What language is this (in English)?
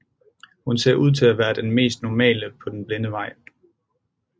Danish